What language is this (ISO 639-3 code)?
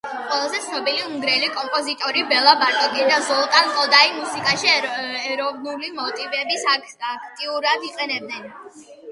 kat